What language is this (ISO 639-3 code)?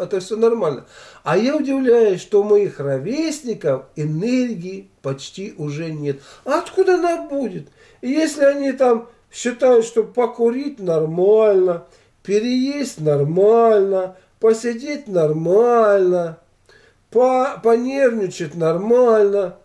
rus